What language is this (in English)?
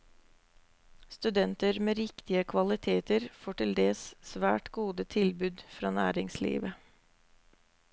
Norwegian